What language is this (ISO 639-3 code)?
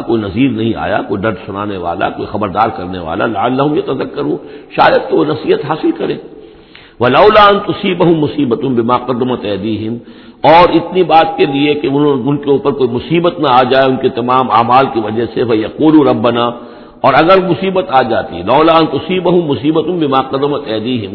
urd